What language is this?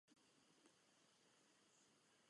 Czech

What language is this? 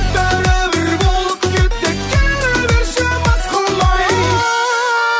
Kazakh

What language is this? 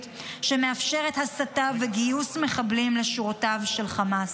Hebrew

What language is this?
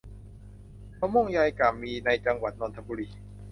Thai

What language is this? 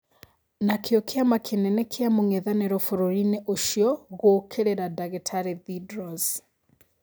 Kikuyu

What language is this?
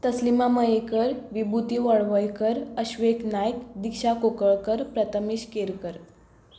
Konkani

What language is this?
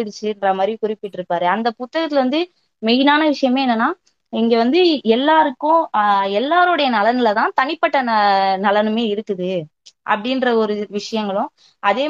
Tamil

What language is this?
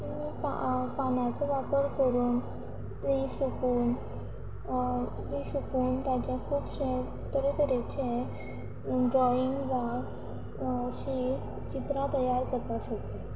Konkani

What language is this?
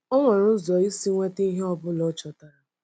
Igbo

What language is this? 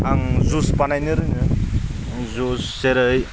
Bodo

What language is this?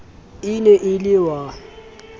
Southern Sotho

